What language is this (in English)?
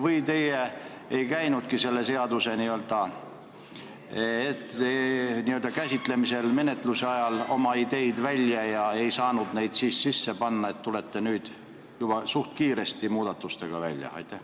Estonian